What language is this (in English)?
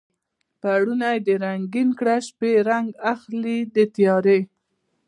Pashto